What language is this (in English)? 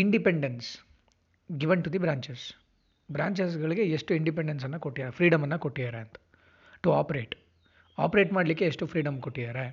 Kannada